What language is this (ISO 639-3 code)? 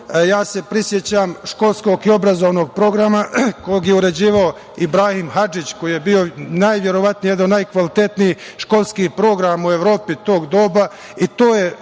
srp